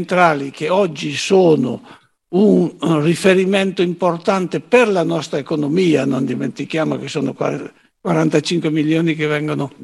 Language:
Italian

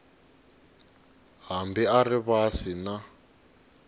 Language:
Tsonga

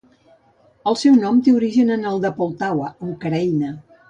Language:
Catalan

